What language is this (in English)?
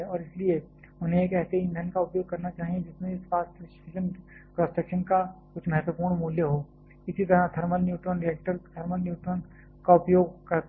Hindi